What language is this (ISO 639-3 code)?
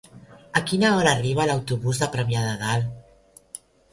cat